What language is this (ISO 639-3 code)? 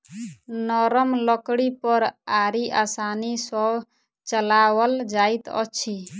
mai